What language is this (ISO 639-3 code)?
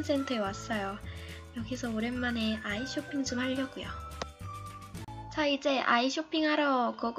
kor